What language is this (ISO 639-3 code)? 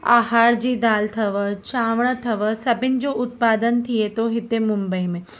snd